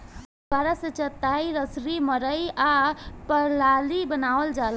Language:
Bhojpuri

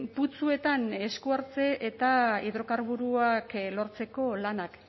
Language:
Basque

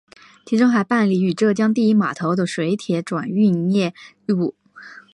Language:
Chinese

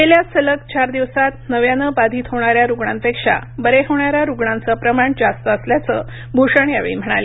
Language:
Marathi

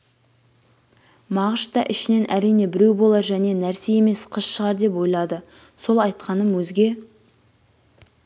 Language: Kazakh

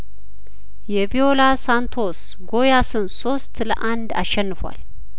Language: Amharic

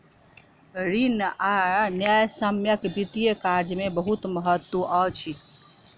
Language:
Maithili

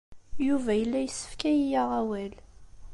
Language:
Kabyle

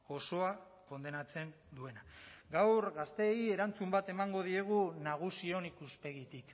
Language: Basque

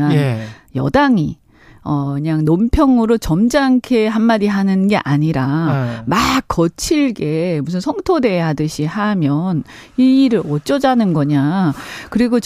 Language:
Korean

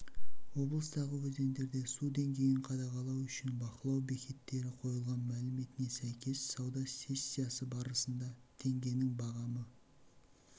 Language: Kazakh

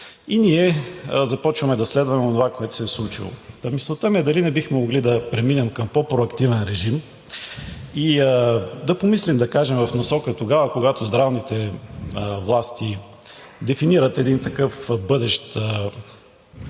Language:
Bulgarian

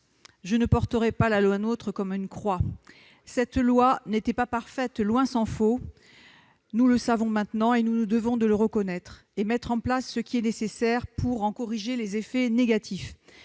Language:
French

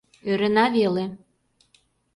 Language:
Mari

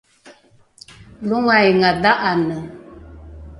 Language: Rukai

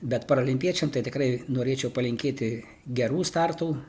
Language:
Lithuanian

